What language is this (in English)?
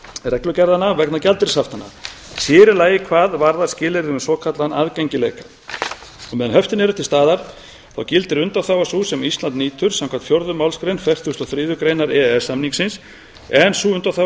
Icelandic